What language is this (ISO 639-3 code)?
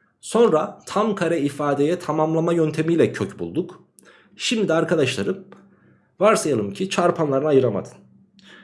tur